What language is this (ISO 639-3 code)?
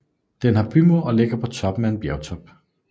dan